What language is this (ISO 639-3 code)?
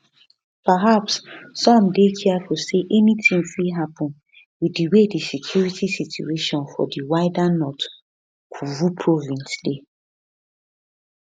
pcm